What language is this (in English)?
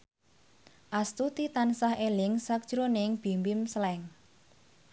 Javanese